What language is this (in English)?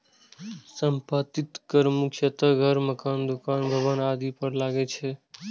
Maithili